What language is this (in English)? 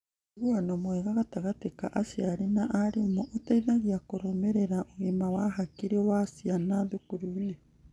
Kikuyu